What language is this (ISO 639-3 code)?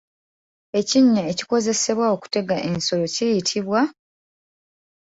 lug